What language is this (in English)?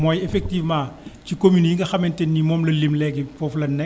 Wolof